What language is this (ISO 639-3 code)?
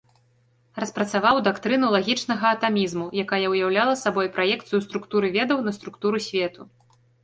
bel